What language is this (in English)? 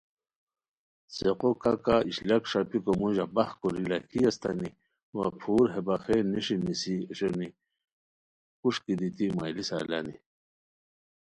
Khowar